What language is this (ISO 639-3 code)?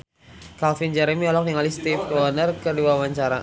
sun